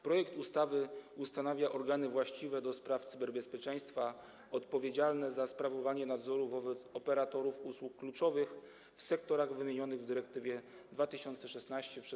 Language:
Polish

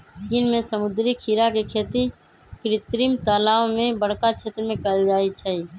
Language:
Magahi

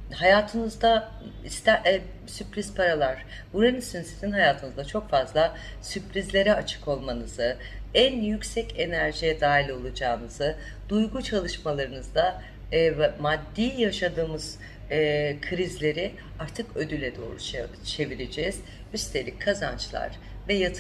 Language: Turkish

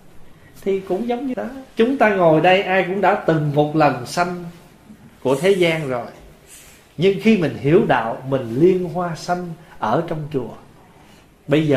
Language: Vietnamese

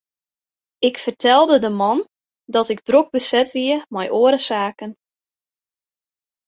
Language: Western Frisian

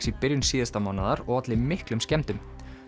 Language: Icelandic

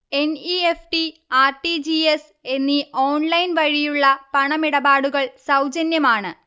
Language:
Malayalam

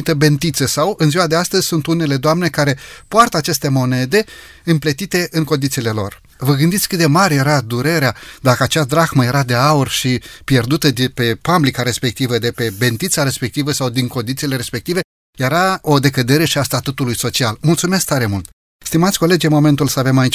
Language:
Romanian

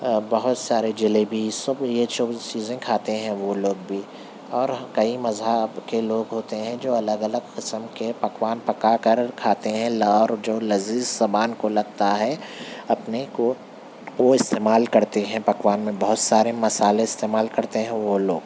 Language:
Urdu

